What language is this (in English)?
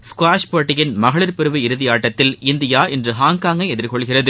Tamil